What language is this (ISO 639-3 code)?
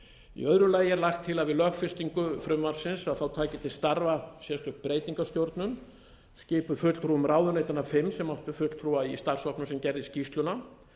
isl